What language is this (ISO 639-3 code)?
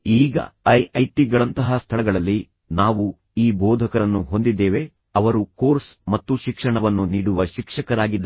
kan